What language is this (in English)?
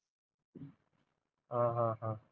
Marathi